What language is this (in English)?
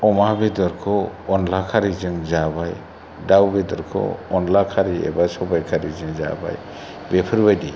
Bodo